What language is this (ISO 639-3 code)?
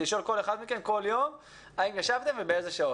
heb